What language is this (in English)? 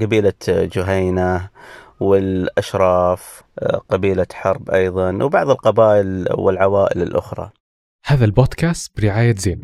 Arabic